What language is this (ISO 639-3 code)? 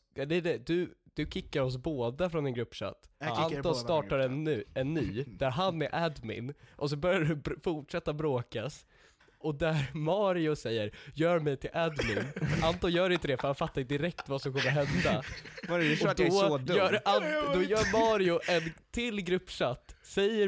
swe